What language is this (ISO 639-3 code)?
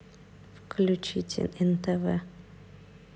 rus